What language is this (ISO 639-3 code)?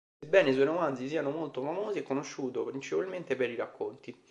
ita